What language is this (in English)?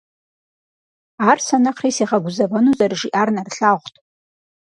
Kabardian